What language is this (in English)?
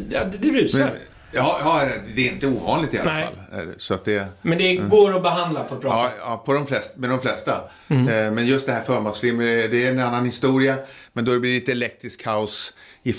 Swedish